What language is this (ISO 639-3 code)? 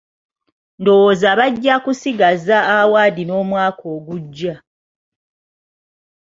lug